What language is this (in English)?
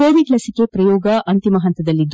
Kannada